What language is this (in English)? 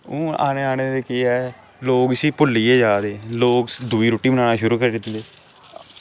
Dogri